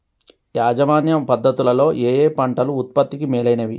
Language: Telugu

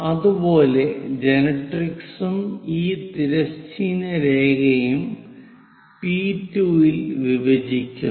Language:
Malayalam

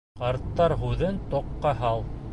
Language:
Bashkir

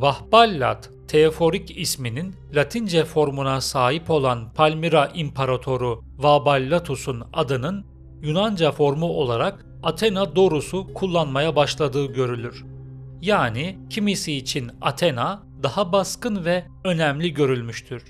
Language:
Turkish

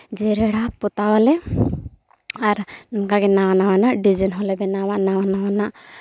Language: Santali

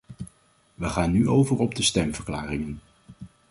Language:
Dutch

